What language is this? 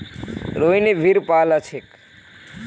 Magahi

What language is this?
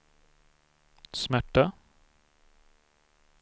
Swedish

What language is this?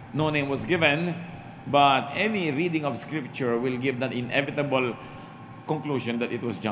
Filipino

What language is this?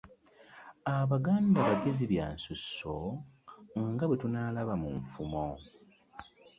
Ganda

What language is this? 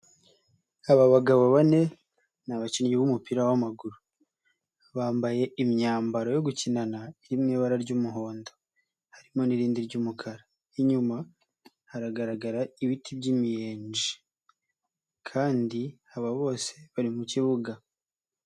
Kinyarwanda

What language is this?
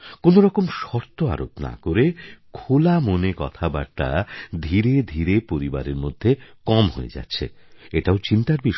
Bangla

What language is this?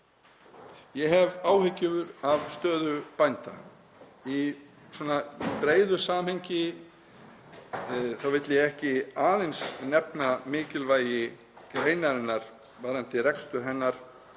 Icelandic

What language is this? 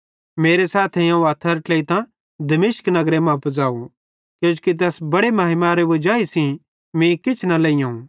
Bhadrawahi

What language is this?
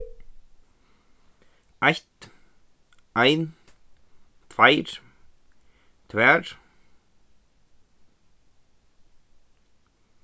Faroese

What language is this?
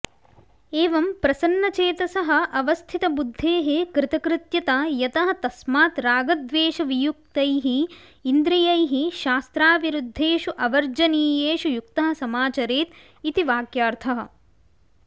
Sanskrit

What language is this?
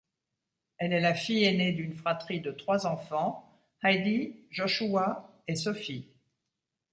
French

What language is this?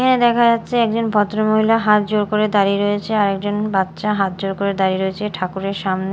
Bangla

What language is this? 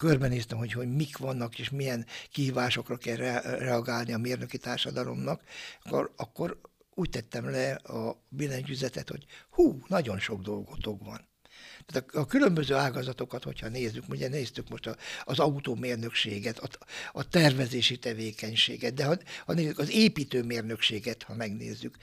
Hungarian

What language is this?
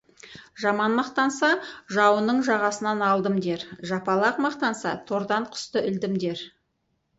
Kazakh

